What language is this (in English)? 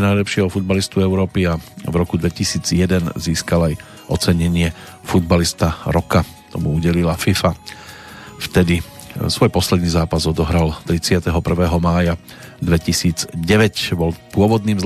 Slovak